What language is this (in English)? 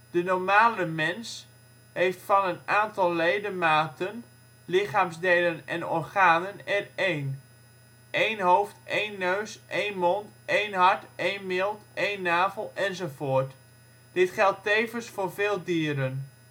Dutch